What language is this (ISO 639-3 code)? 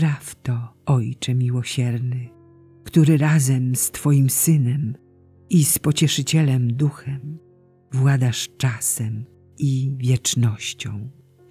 pol